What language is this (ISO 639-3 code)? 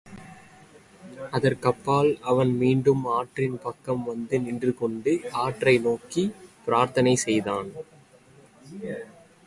tam